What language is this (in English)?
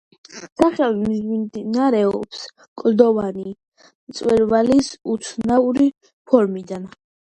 Georgian